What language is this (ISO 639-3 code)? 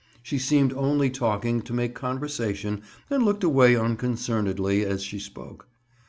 eng